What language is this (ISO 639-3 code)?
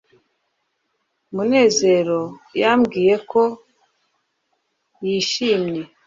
kin